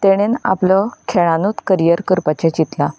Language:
Konkani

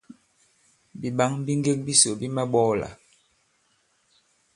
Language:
Bankon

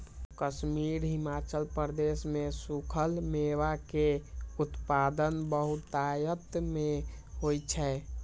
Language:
Maithili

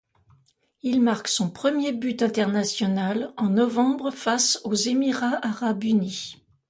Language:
French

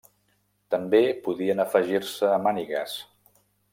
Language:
Catalan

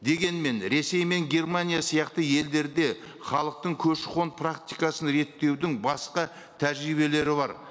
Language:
Kazakh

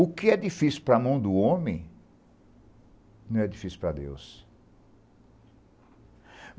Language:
Portuguese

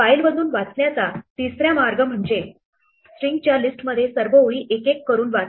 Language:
Marathi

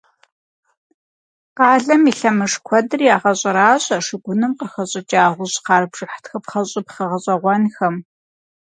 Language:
Kabardian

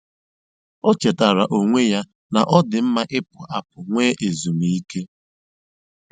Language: Igbo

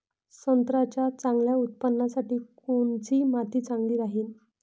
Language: Marathi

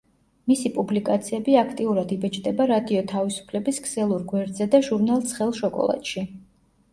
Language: Georgian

